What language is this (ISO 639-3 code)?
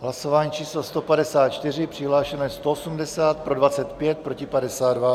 ces